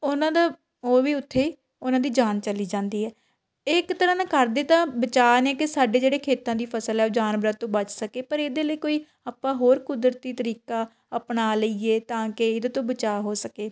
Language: Punjabi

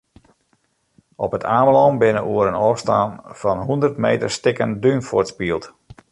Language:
Western Frisian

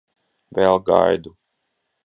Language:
Latvian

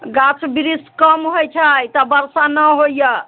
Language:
Maithili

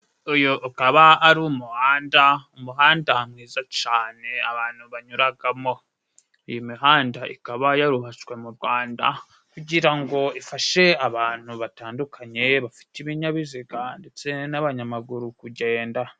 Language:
Kinyarwanda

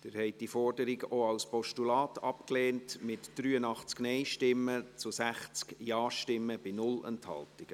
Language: Swiss German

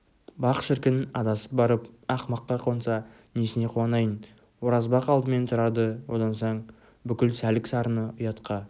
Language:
Kazakh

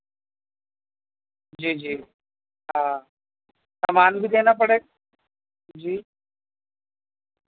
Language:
Urdu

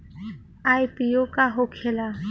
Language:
Bhojpuri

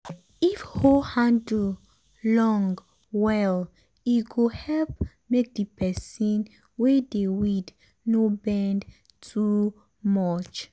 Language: Nigerian Pidgin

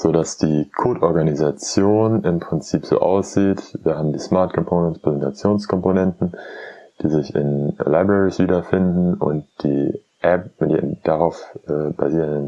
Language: German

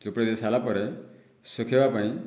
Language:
Odia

